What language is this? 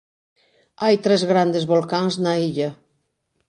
Galician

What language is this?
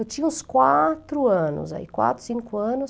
Portuguese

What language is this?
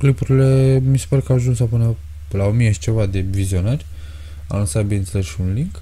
Romanian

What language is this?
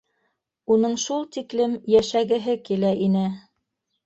Bashkir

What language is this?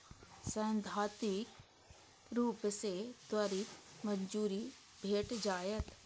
Maithili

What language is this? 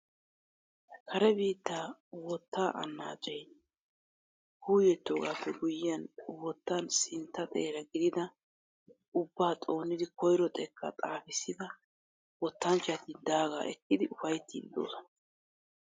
Wolaytta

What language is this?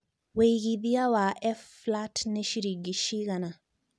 Kikuyu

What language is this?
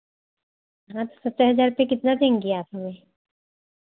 Hindi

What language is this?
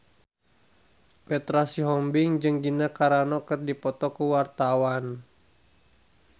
Sundanese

